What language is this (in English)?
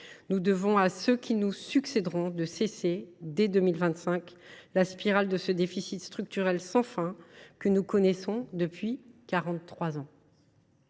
French